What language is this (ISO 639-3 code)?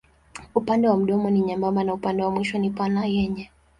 swa